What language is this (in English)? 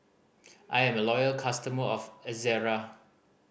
English